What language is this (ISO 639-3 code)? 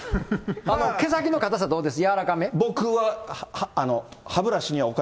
jpn